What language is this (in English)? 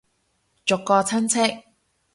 Cantonese